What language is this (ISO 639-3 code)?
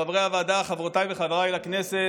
heb